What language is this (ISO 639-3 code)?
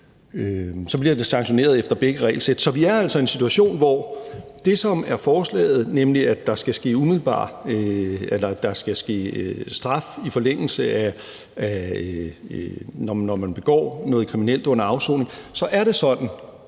dan